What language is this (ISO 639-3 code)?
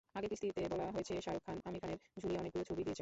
ben